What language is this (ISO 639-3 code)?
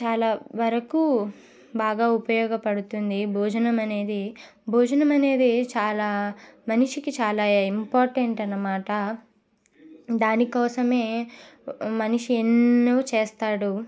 tel